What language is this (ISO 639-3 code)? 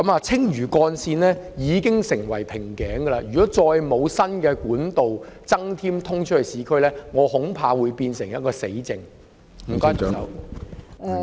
yue